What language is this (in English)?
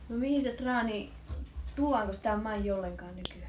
Finnish